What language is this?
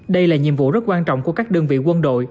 Vietnamese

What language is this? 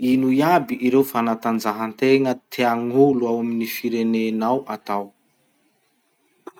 Masikoro Malagasy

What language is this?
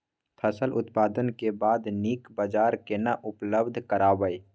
Maithili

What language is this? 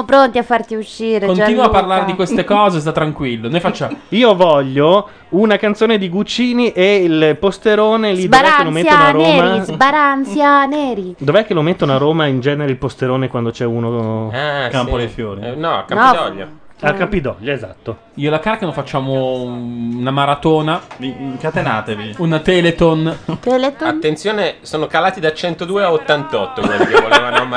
Italian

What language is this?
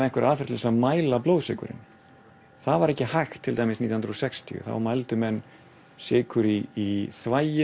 Icelandic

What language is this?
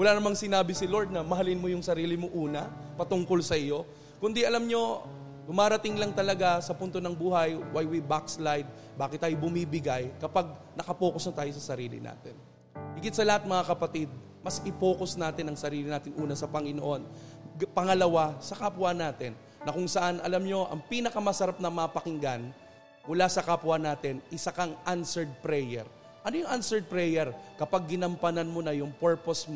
Filipino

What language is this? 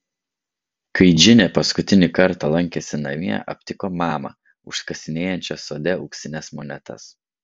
Lithuanian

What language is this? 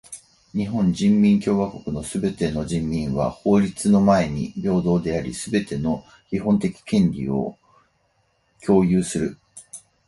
Japanese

